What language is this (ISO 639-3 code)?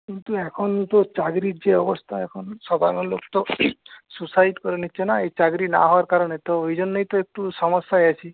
ben